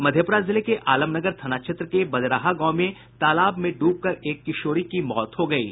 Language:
Hindi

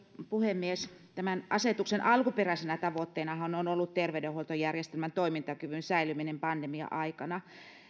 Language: Finnish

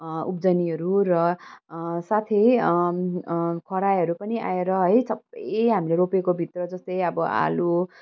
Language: Nepali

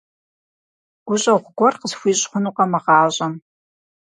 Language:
Kabardian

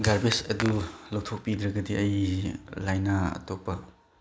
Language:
Manipuri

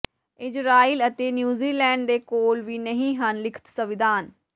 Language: Punjabi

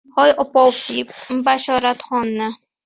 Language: Uzbek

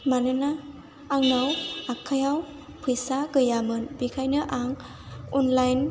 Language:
Bodo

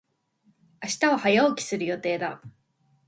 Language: Japanese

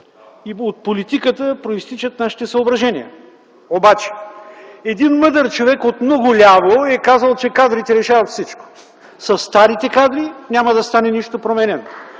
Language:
Bulgarian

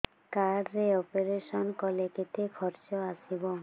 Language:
Odia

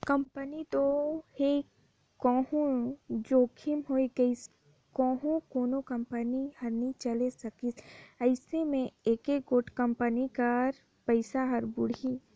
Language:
Chhattisgarhi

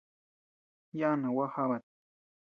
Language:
Tepeuxila Cuicatec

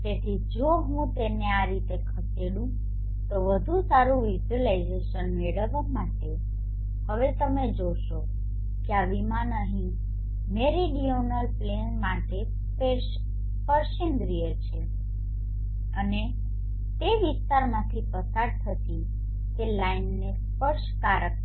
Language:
Gujarati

